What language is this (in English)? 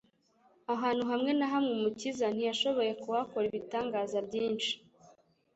Kinyarwanda